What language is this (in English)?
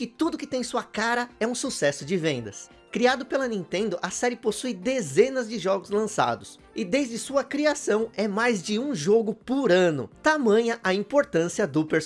Portuguese